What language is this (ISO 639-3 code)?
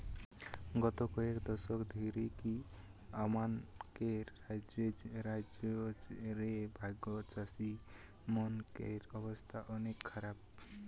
ben